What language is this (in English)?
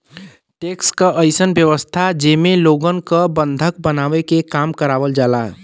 Bhojpuri